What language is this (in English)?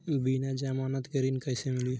Bhojpuri